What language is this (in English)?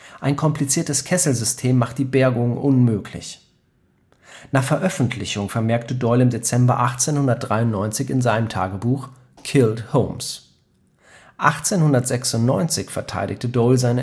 German